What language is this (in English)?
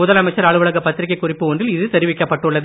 Tamil